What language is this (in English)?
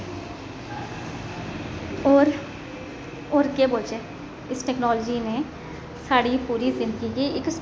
Dogri